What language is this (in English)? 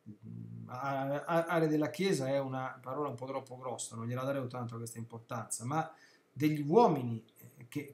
Italian